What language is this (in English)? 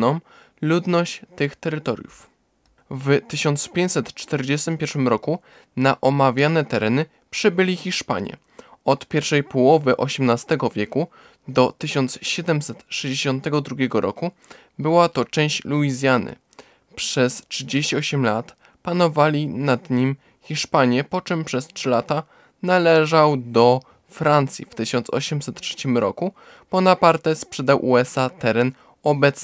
Polish